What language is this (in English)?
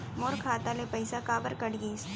Chhattisgarhi